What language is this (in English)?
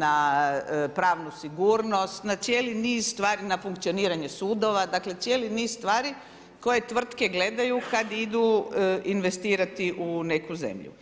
Croatian